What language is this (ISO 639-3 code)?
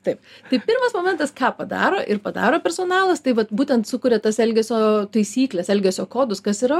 lit